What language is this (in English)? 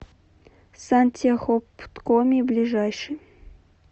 Russian